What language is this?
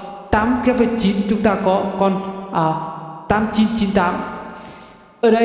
Vietnamese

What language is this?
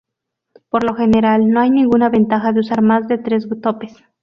Spanish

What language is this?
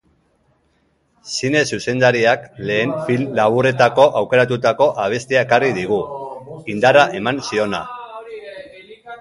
Basque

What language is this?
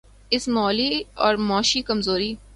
Urdu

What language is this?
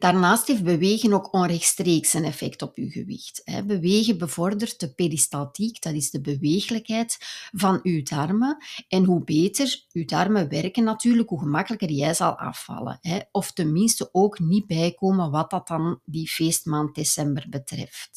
Dutch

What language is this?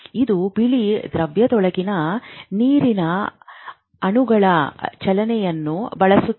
Kannada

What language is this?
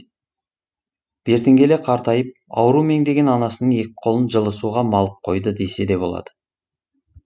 Kazakh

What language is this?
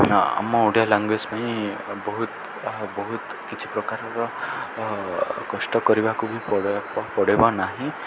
Odia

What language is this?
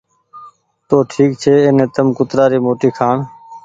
Goaria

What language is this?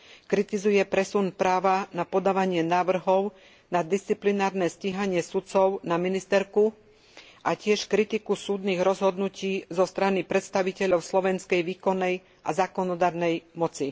Slovak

